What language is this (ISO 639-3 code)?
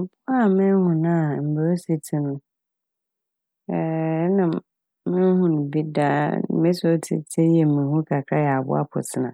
aka